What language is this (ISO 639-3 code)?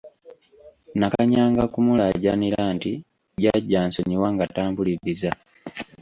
lug